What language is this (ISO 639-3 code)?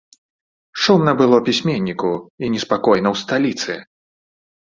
bel